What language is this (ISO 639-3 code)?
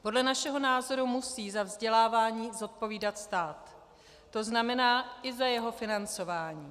ces